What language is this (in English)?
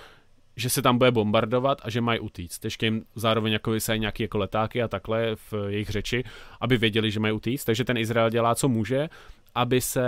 Czech